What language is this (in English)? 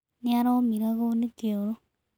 Kikuyu